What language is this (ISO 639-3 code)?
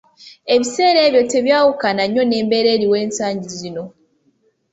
lug